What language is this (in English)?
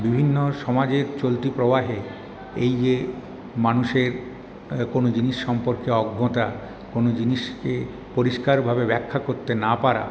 Bangla